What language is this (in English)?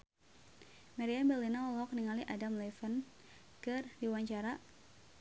Sundanese